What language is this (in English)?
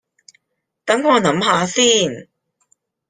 Cantonese